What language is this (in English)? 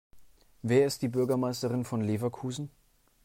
German